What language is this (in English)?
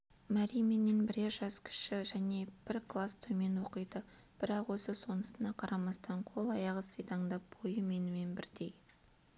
Kazakh